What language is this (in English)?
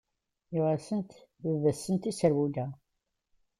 Kabyle